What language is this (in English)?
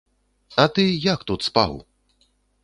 Belarusian